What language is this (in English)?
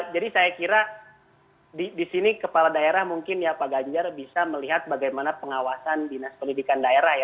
Indonesian